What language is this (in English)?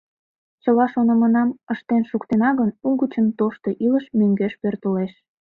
Mari